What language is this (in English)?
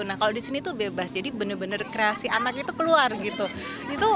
Indonesian